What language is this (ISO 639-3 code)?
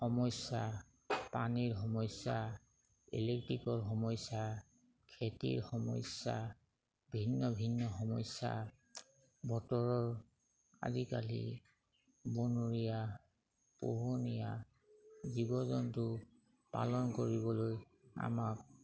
asm